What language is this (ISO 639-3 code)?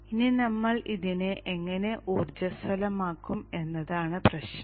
mal